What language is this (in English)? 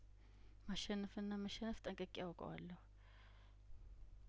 Amharic